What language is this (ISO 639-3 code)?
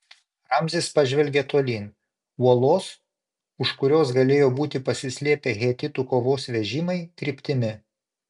lit